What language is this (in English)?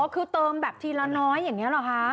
Thai